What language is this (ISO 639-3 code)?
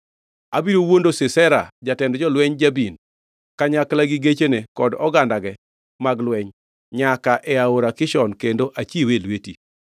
luo